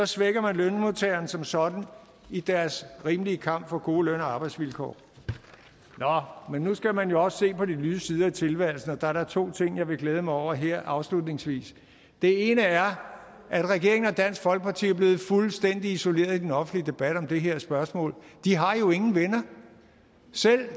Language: Danish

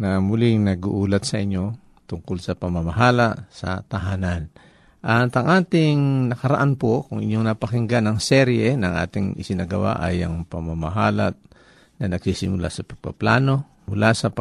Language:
Filipino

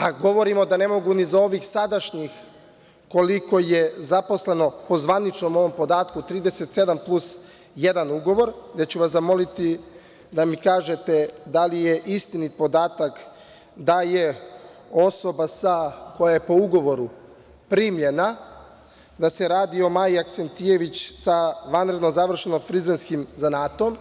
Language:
Serbian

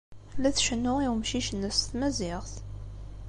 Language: Kabyle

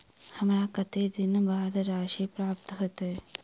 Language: Maithili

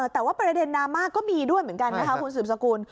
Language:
Thai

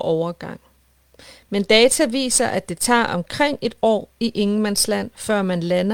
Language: Danish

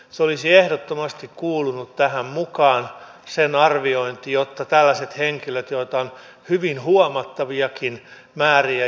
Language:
Finnish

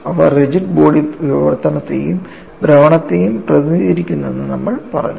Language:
Malayalam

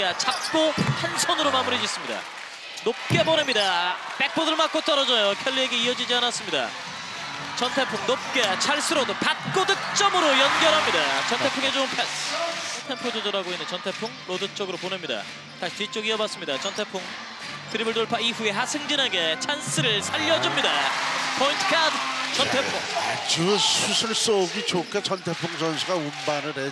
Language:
Korean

